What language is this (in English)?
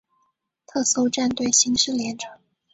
Chinese